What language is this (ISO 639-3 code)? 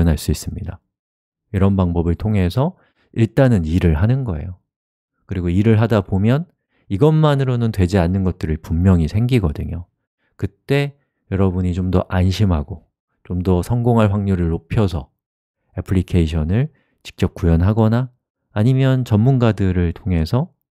kor